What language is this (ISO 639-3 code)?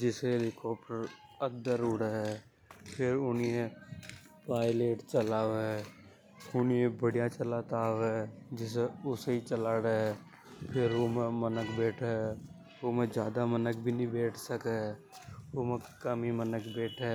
hoj